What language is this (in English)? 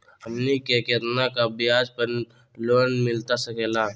Magahi